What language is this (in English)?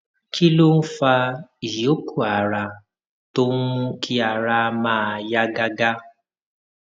Yoruba